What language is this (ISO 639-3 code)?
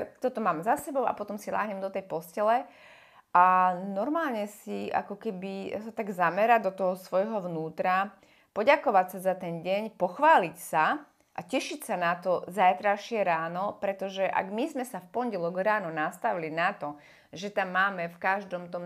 slk